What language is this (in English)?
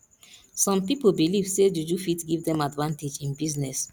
Nigerian Pidgin